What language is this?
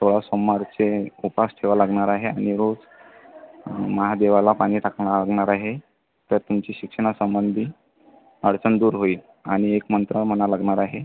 Marathi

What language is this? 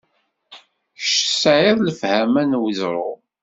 Kabyle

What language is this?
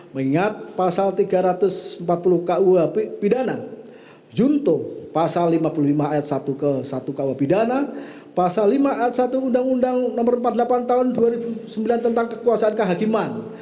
Indonesian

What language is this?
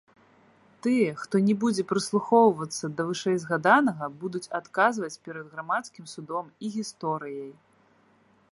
Belarusian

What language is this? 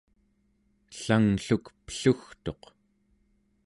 Central Yupik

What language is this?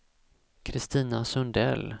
Swedish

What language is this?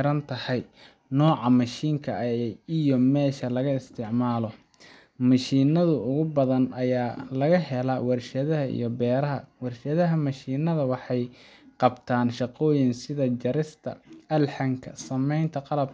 Somali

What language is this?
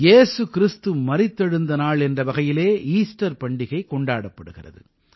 Tamil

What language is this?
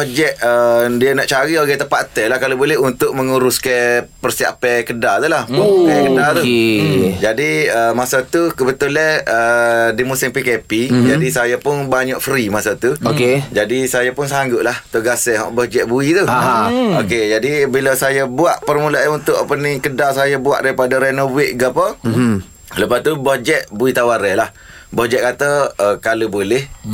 Malay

